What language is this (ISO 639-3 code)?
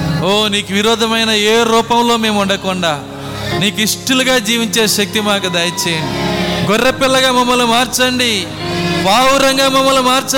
tel